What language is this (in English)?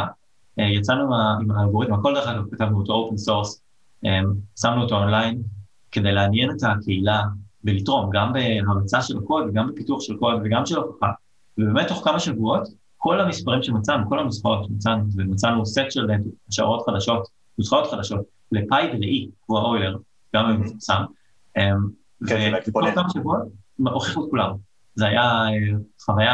Hebrew